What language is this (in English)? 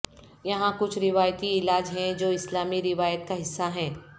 Urdu